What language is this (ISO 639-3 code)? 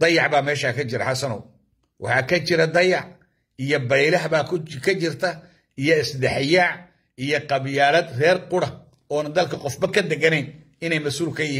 ara